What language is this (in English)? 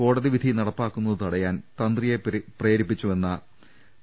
Malayalam